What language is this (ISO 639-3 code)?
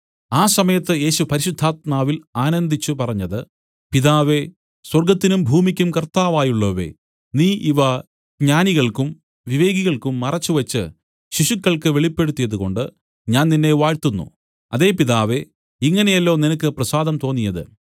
mal